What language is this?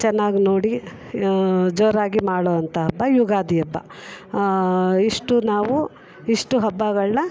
Kannada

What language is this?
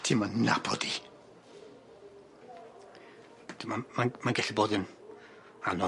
Welsh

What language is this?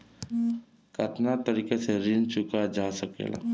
Bhojpuri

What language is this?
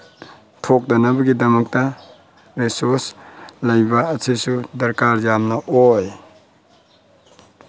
Manipuri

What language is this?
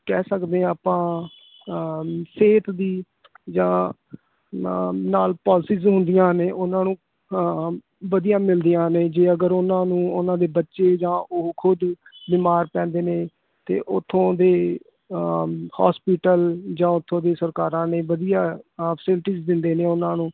Punjabi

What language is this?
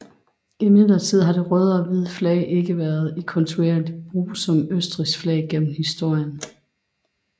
Danish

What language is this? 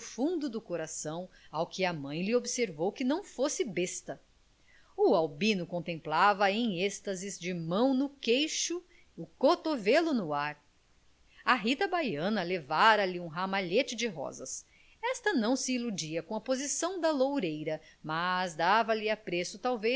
Portuguese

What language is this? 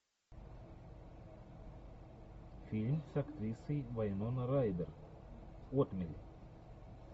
Russian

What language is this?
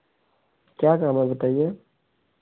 Hindi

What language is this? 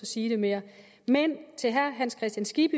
Danish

